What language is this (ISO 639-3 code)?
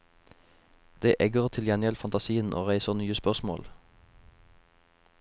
nor